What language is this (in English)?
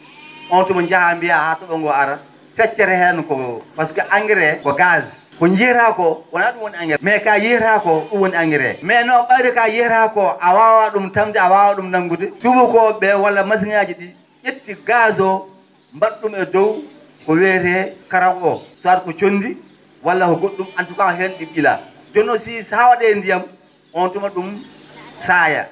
Fula